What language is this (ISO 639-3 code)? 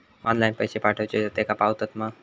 mar